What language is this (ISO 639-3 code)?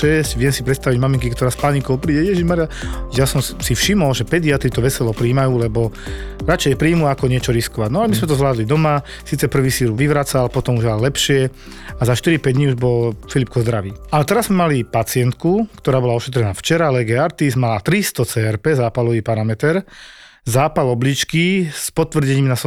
slk